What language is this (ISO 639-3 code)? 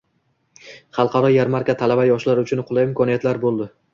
uzb